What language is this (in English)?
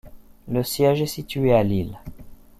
French